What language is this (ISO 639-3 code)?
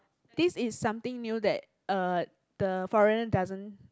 eng